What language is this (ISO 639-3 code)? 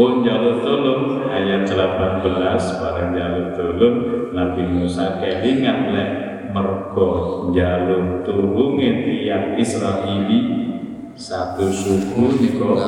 ind